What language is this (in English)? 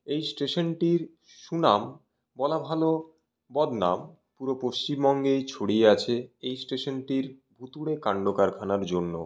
Bangla